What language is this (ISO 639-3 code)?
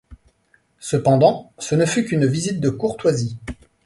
fra